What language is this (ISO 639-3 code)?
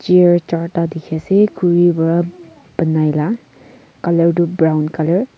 nag